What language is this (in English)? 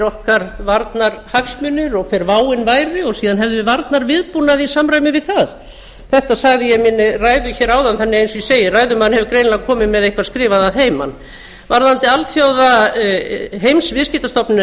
Icelandic